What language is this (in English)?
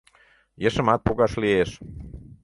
Mari